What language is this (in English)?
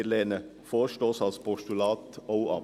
Swiss German